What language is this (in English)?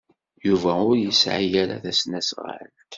Kabyle